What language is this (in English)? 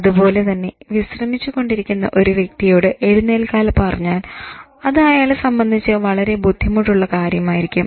Malayalam